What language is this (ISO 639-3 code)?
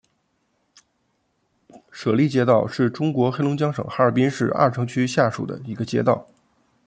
zho